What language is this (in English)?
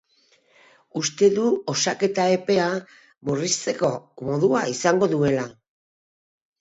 Basque